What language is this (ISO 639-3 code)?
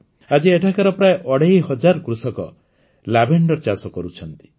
ori